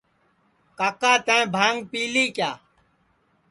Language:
Sansi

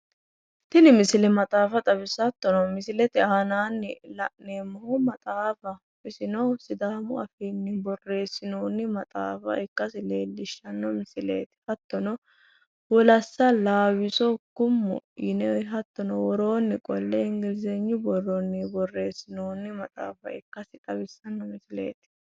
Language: Sidamo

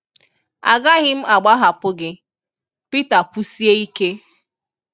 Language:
Igbo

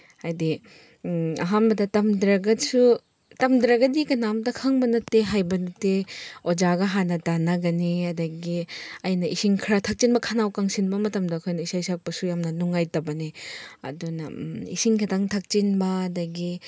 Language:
Manipuri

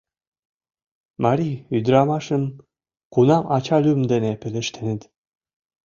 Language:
Mari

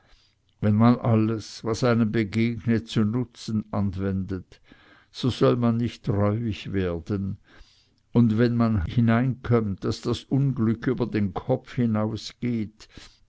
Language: German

